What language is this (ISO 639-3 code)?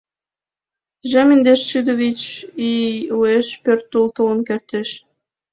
chm